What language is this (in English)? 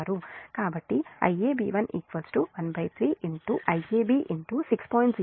Telugu